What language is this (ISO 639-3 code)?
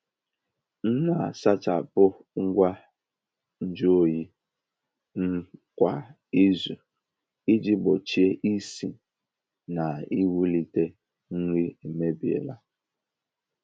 ibo